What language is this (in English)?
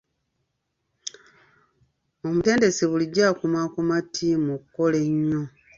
Ganda